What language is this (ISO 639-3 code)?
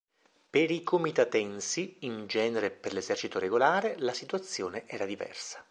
ita